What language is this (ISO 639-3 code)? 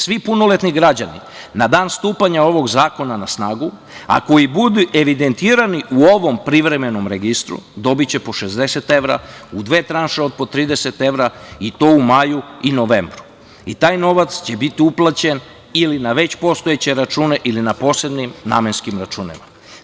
srp